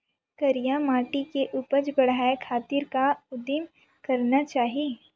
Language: Chhattisgarhi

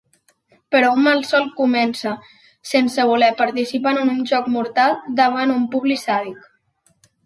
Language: Catalan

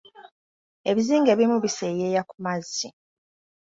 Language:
Ganda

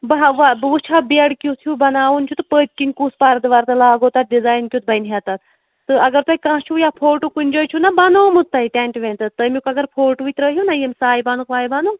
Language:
Kashmiri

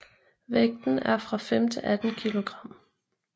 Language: Danish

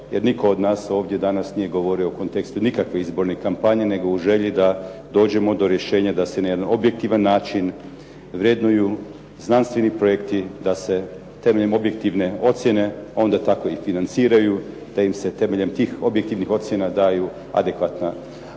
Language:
Croatian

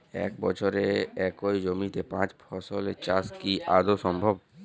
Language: Bangla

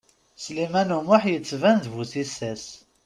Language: Kabyle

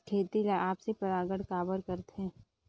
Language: Chhattisgarhi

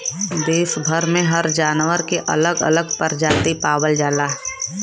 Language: Bhojpuri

